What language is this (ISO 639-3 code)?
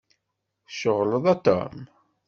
kab